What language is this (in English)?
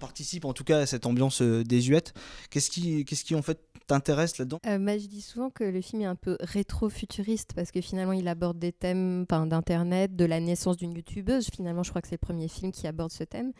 French